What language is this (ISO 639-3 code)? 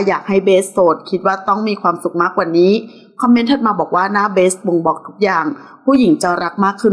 tha